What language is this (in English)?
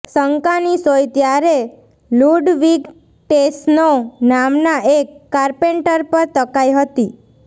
Gujarati